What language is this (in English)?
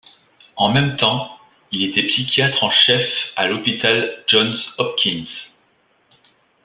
French